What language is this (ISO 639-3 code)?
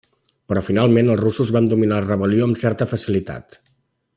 cat